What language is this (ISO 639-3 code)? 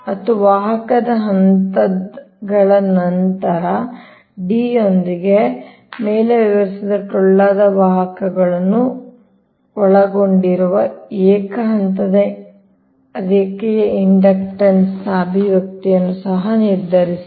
kan